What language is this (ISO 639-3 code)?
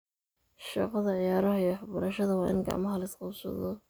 som